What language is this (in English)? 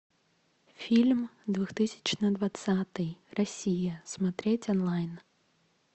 Russian